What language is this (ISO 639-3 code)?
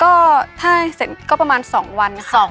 tha